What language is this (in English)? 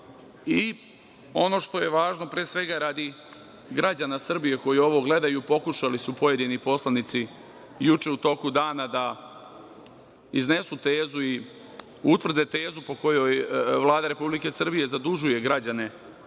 Serbian